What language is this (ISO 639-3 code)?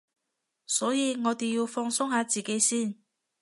yue